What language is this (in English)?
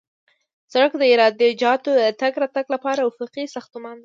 Pashto